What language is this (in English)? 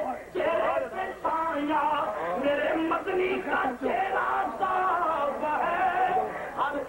Arabic